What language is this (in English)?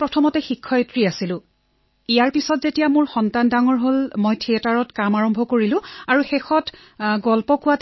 Assamese